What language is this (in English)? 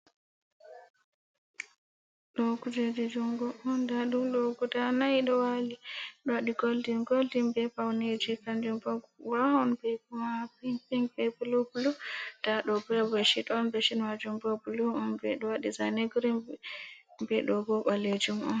Fula